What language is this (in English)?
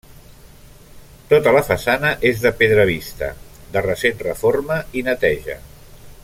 Catalan